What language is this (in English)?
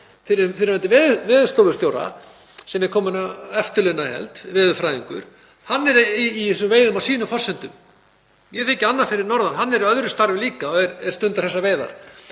Icelandic